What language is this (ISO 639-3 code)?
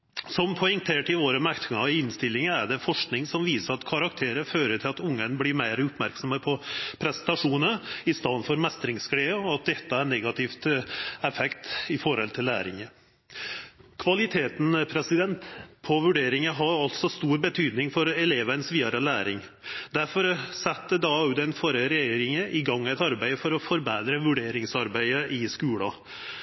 nob